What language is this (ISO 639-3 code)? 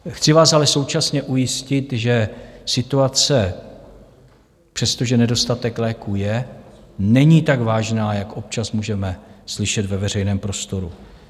ces